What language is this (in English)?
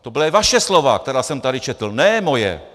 Czech